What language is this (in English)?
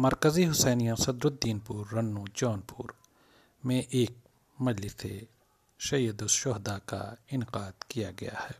Hindi